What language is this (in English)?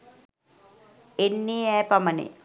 Sinhala